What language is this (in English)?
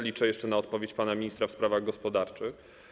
Polish